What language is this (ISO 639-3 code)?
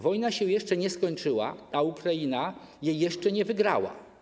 pol